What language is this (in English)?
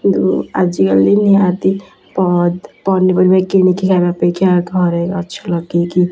Odia